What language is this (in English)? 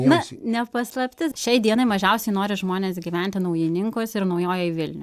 Lithuanian